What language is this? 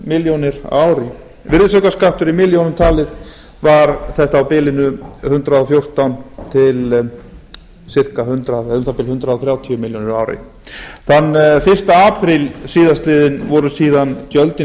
Icelandic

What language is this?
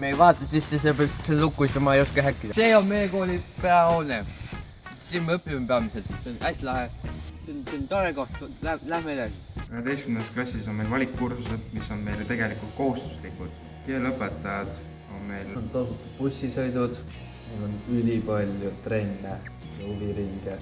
Estonian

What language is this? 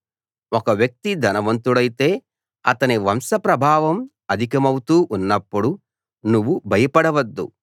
Telugu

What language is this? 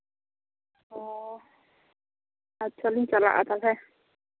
Santali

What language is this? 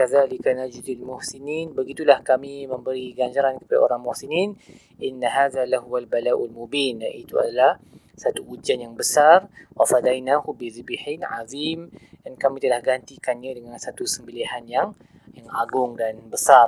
Malay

